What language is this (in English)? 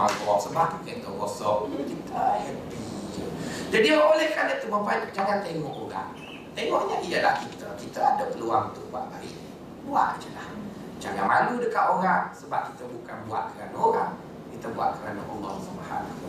Malay